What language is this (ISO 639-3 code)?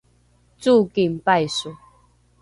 dru